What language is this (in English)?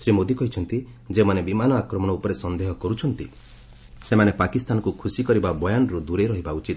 Odia